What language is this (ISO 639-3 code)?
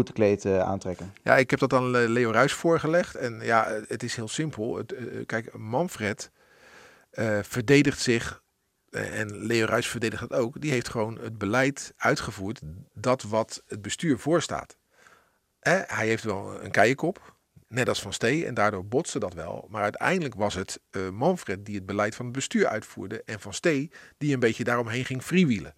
nld